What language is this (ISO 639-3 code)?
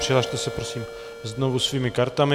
ces